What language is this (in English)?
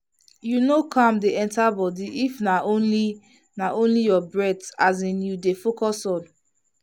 Nigerian Pidgin